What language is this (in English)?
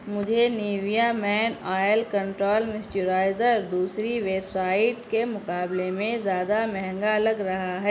Urdu